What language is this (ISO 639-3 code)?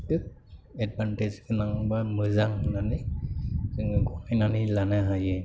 brx